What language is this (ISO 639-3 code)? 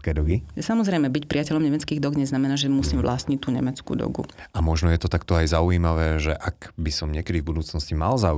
slk